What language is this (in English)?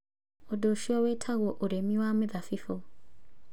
Kikuyu